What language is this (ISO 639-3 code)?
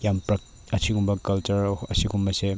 mni